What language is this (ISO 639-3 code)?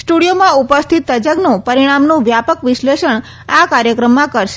guj